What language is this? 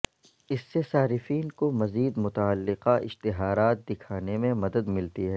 Urdu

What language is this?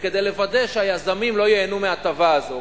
Hebrew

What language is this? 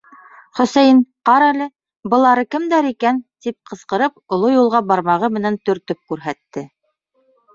Bashkir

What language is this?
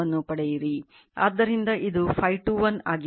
Kannada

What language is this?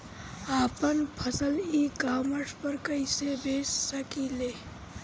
Bhojpuri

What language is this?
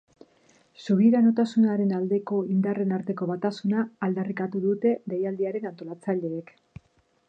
Basque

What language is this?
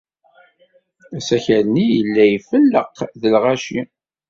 Kabyle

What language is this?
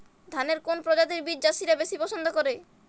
Bangla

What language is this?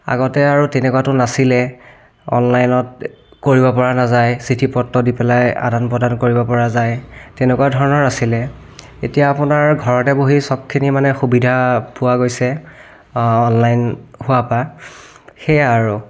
Assamese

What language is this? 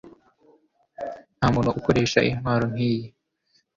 Kinyarwanda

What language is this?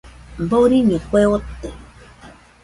Nüpode Huitoto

